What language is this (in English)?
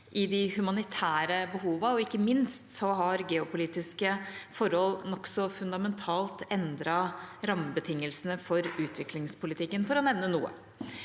Norwegian